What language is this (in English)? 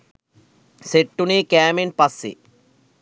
Sinhala